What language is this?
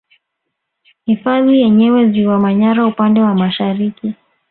Swahili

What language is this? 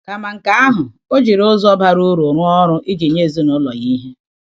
Igbo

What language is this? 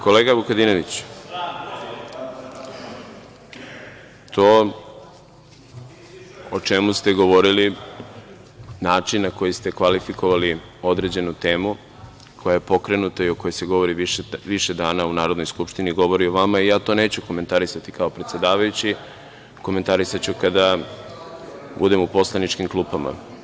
Serbian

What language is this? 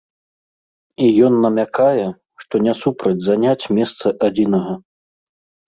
Belarusian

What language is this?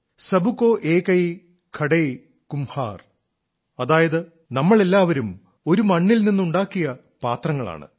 Malayalam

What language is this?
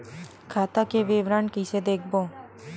Chhattisgarhi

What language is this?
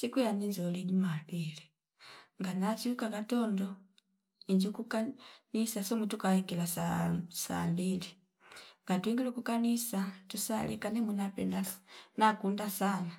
Fipa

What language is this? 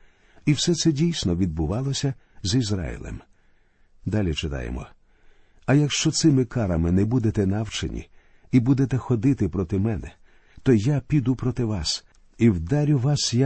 Ukrainian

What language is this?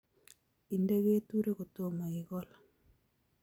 Kalenjin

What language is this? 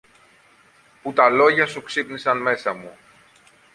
Greek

